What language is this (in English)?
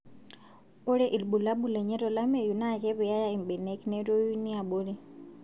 Masai